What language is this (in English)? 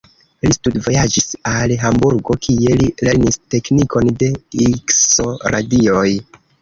Esperanto